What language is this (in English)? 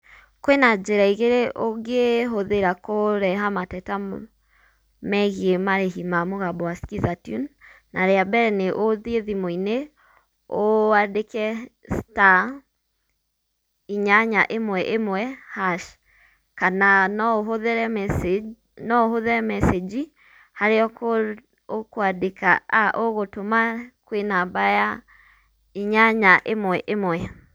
Kikuyu